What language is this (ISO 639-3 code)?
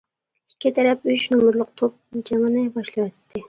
uig